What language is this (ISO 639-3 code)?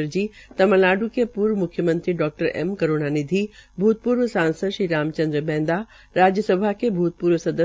hin